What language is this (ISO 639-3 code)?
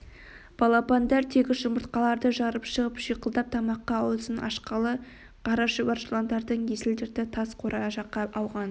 kaz